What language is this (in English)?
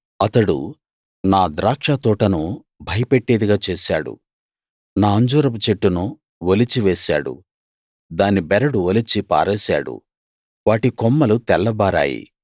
Telugu